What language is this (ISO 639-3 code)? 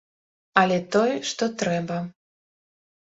bel